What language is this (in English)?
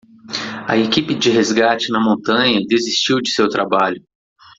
Portuguese